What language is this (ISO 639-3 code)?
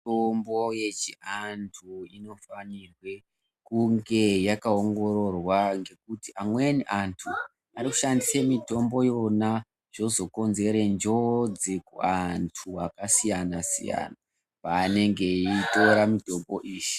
ndc